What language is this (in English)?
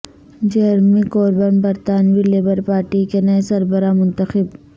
Urdu